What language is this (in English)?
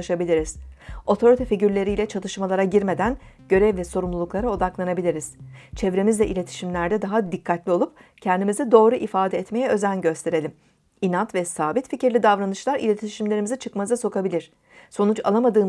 Turkish